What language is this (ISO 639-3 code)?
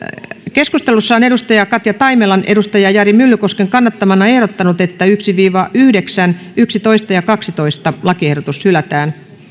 fin